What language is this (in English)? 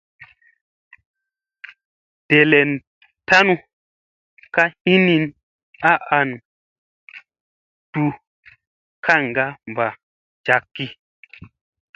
Musey